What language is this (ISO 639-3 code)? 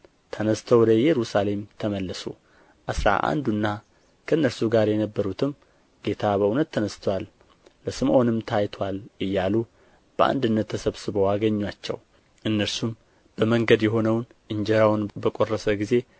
amh